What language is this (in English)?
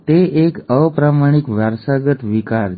Gujarati